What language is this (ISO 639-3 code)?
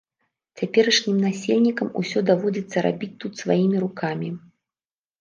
bel